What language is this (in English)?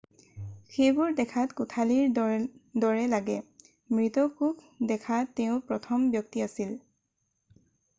Assamese